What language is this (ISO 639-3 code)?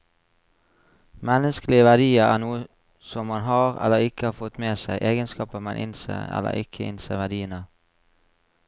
nor